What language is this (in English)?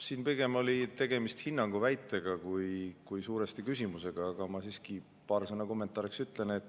Estonian